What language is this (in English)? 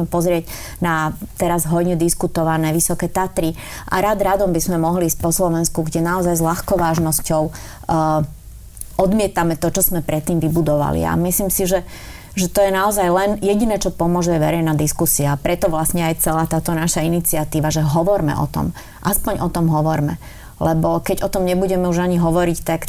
Slovak